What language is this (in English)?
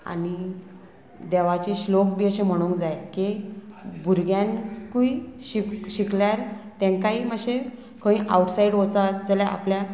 Konkani